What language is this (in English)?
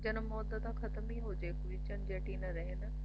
Punjabi